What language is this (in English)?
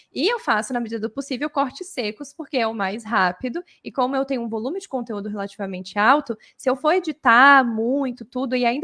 Portuguese